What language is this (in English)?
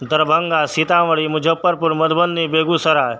Maithili